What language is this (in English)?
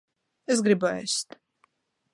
Latvian